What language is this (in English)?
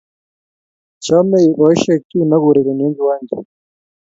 Kalenjin